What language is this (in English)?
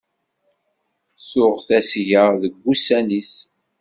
Kabyle